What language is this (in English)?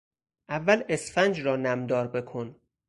Persian